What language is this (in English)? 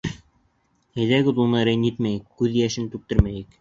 Bashkir